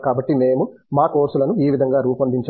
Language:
Telugu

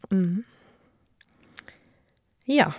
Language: Norwegian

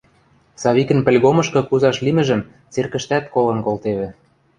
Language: Western Mari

